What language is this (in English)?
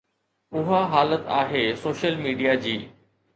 Sindhi